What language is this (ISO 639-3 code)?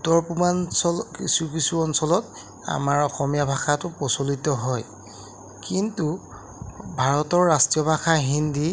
asm